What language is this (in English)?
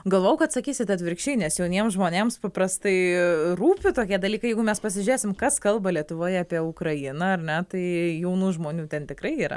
Lithuanian